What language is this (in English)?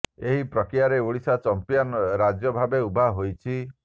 Odia